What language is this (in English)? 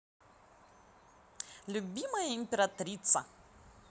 Russian